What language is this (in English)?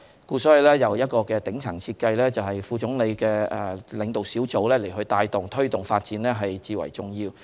Cantonese